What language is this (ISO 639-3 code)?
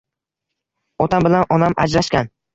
uzb